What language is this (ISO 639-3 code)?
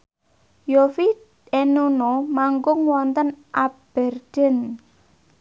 jav